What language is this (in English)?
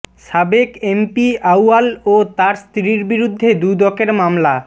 Bangla